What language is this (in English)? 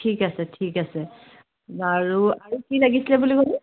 Assamese